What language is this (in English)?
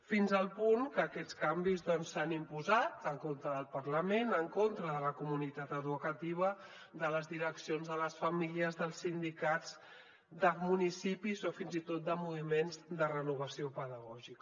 Catalan